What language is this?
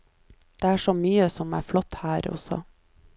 Norwegian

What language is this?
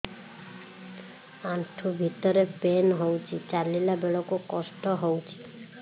Odia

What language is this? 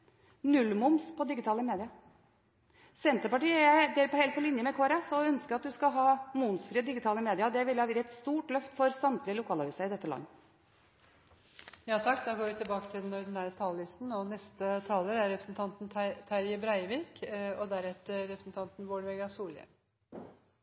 Norwegian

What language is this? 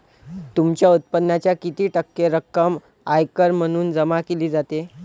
Marathi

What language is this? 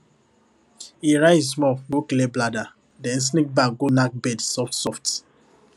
Nigerian Pidgin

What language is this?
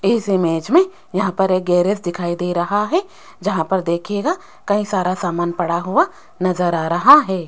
Hindi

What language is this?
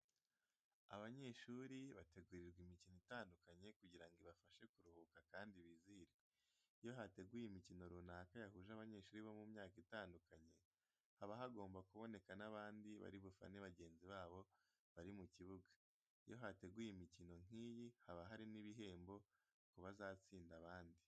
Kinyarwanda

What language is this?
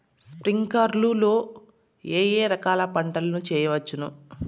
Telugu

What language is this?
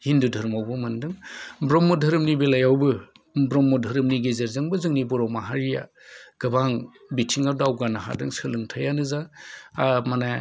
Bodo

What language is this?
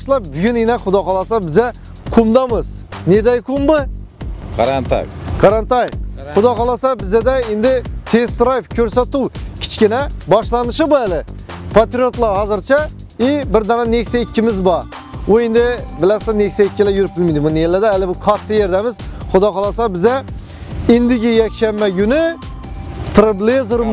Turkish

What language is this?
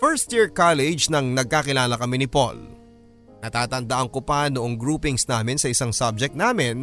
Filipino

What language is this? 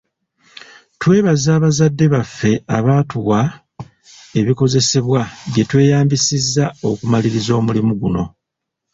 Ganda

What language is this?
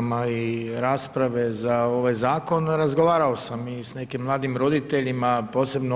Croatian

